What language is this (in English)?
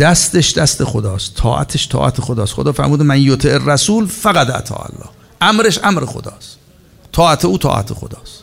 Persian